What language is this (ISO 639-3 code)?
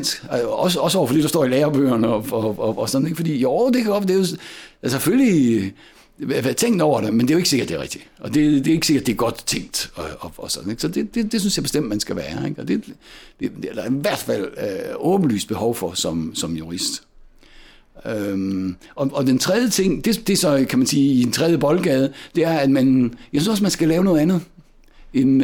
dan